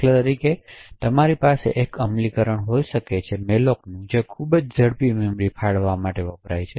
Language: Gujarati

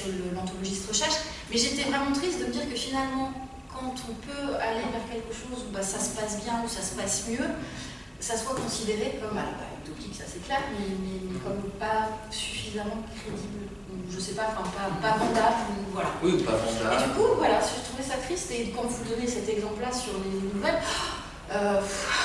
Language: French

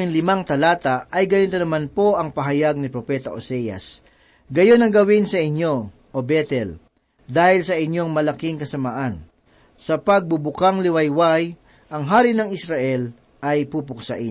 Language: Filipino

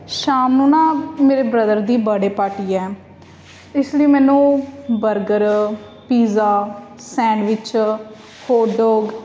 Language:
Punjabi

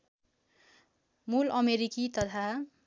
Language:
Nepali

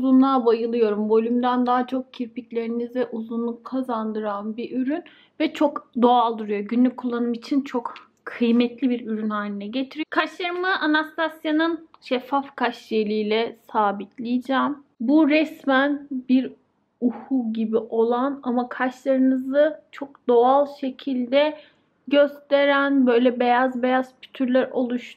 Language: Turkish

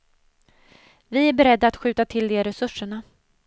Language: Swedish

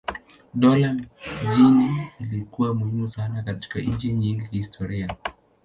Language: Swahili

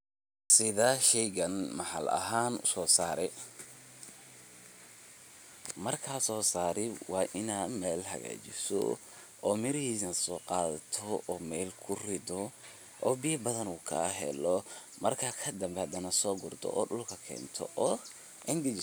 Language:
Somali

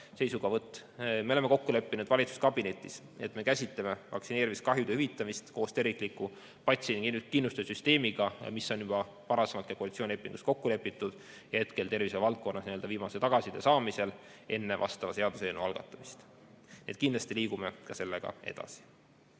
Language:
Estonian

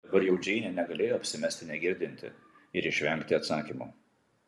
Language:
Lithuanian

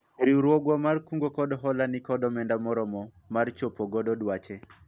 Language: Luo (Kenya and Tanzania)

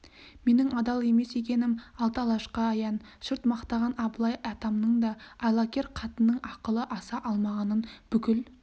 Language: Kazakh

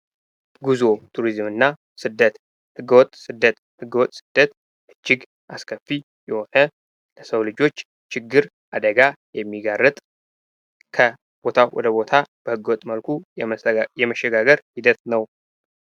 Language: Amharic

